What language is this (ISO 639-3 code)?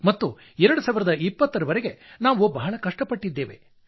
kan